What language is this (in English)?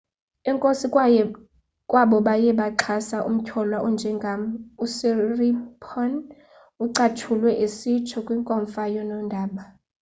Xhosa